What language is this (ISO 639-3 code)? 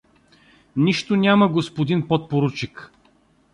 bul